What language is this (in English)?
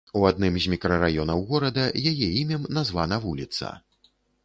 Belarusian